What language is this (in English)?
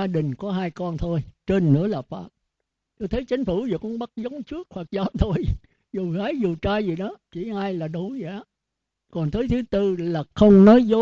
Vietnamese